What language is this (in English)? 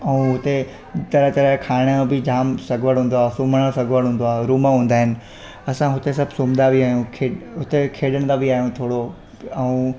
Sindhi